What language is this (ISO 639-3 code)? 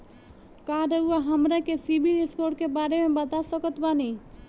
bho